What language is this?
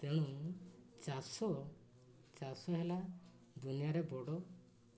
Odia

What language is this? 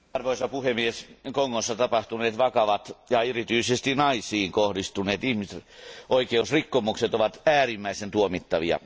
Finnish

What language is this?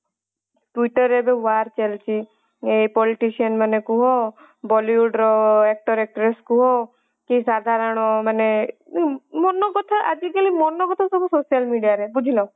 Odia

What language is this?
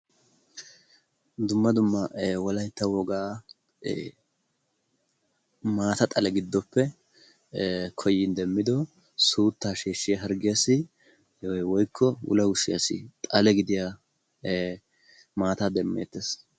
Wolaytta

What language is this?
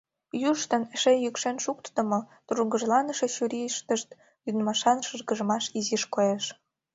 Mari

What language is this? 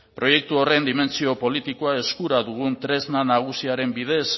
Basque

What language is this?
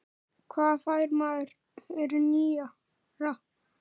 Icelandic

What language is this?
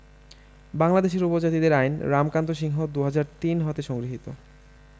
Bangla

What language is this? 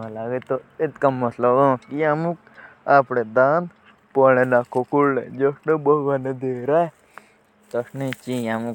Jaunsari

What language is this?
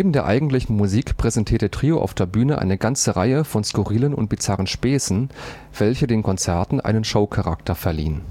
German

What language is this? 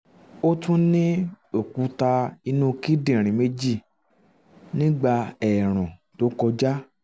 Yoruba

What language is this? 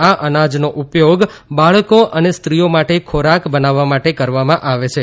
Gujarati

